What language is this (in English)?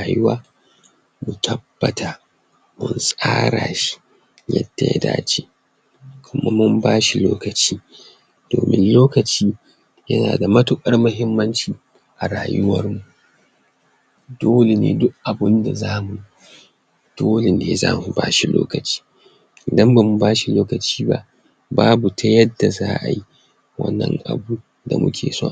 Hausa